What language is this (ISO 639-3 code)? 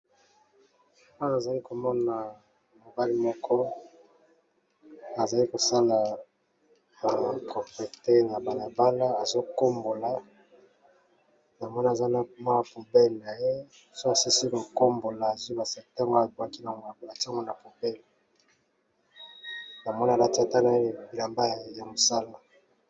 lin